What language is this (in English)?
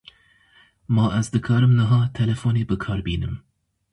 Kurdish